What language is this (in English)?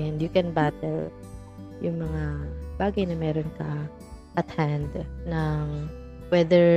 Filipino